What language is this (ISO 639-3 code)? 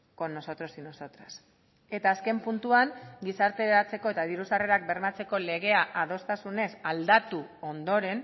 eus